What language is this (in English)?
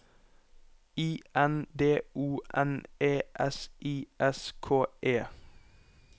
Norwegian